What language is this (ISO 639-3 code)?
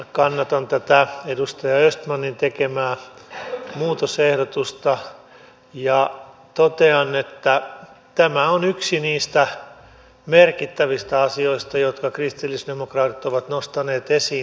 fin